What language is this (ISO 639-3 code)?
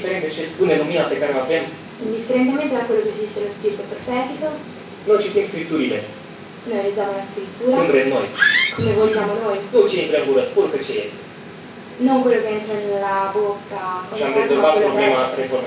ron